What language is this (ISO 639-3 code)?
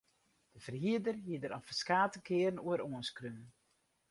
fry